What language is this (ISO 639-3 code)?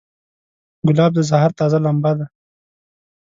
pus